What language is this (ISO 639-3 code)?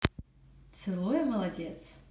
rus